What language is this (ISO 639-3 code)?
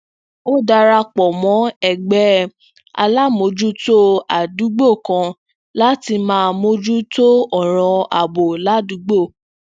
yor